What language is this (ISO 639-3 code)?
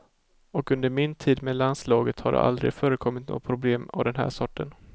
swe